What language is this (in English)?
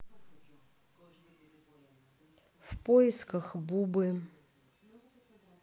Russian